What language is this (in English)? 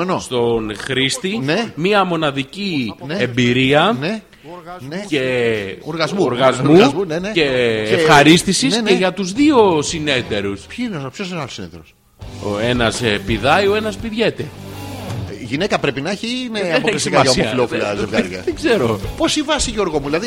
Greek